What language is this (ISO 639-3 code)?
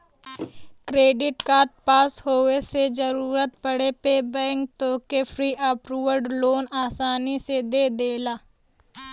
bho